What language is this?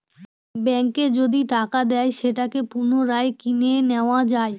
Bangla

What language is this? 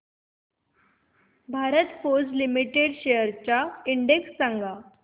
Marathi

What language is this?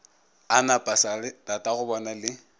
Northern Sotho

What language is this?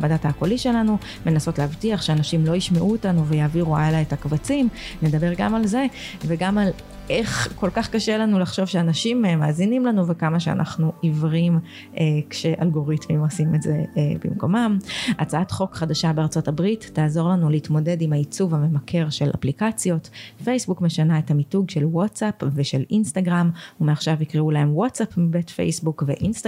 Hebrew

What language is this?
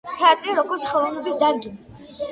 Georgian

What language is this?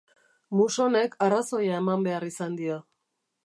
Basque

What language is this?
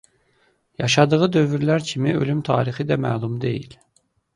Azerbaijani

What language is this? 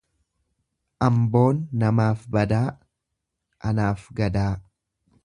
Oromo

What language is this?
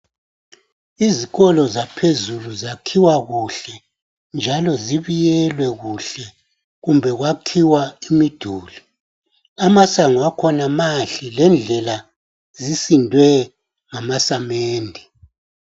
North Ndebele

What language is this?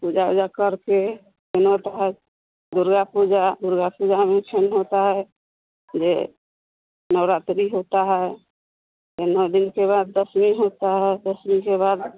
Hindi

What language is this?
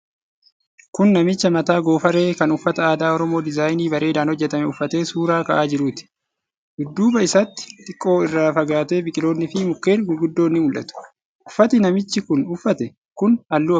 Oromo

